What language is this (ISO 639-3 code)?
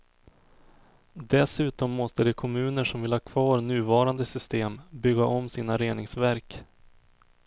swe